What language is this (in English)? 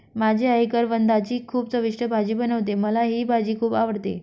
Marathi